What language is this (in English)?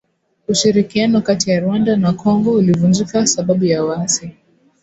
Swahili